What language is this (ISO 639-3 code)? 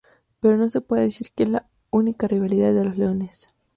spa